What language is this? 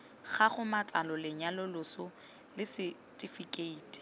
Tswana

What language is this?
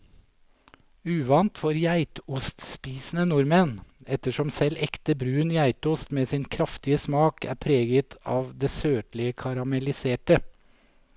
Norwegian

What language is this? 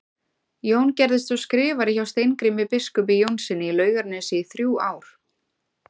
Icelandic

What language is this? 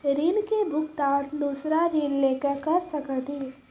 Maithili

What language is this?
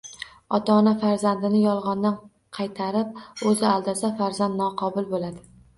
Uzbek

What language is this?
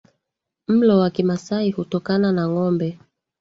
Swahili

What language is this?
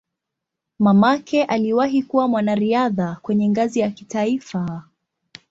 Swahili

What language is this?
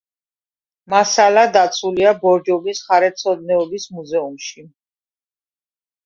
Georgian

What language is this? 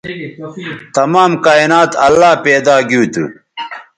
Bateri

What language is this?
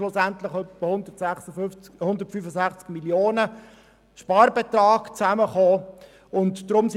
Swiss German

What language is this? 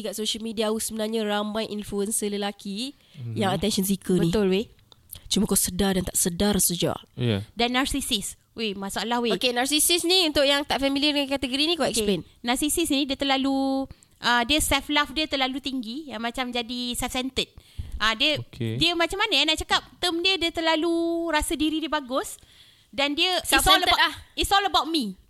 Malay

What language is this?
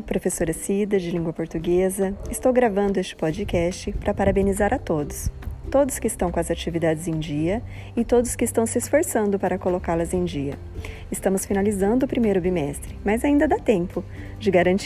Portuguese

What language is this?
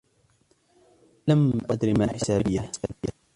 Arabic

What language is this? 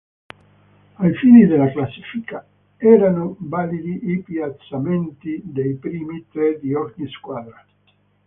Italian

